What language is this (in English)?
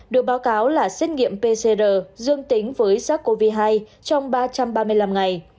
Vietnamese